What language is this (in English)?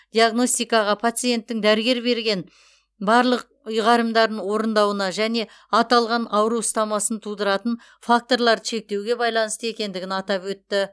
Kazakh